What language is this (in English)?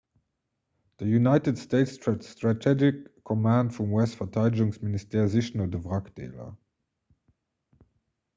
Luxembourgish